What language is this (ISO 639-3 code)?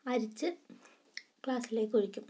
mal